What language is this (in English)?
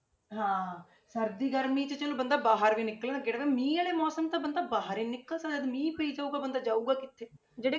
Punjabi